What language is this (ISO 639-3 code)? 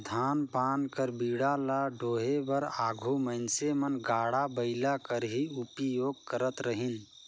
hne